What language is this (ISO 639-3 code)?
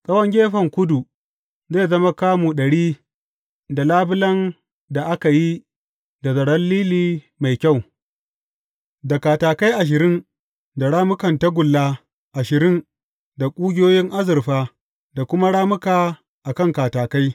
hau